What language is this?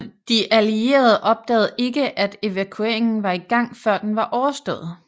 Danish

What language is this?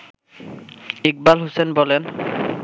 Bangla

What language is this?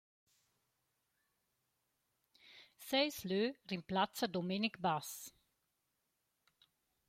Romansh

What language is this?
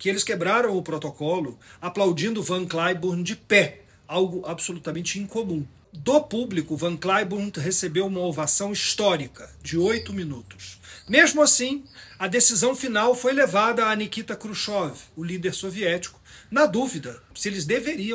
Portuguese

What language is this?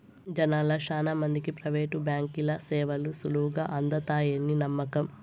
Telugu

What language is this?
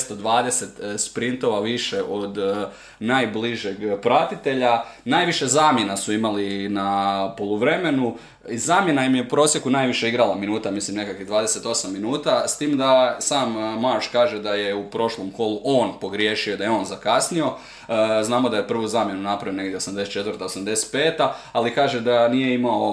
Croatian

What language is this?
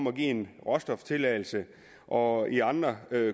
Danish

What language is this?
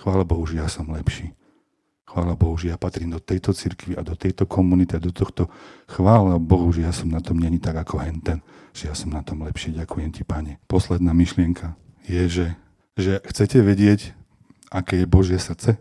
Slovak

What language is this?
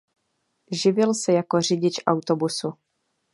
Czech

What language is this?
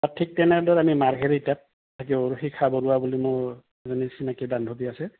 Assamese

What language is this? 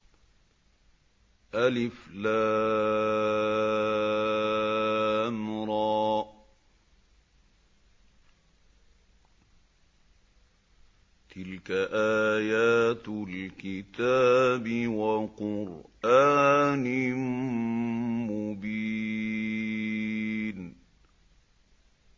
Arabic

